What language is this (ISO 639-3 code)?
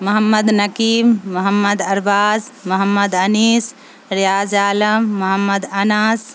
urd